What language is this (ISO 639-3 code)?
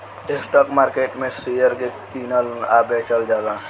bho